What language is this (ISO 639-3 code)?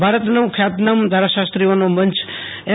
guj